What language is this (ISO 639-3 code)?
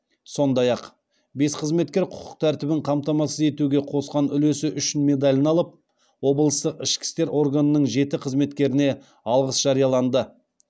kaz